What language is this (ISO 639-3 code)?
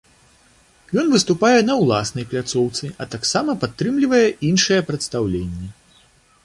bel